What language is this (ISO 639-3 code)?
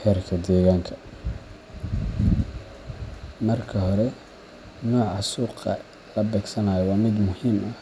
som